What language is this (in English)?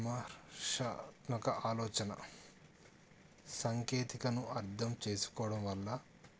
Telugu